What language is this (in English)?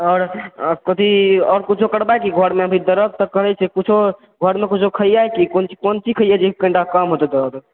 Maithili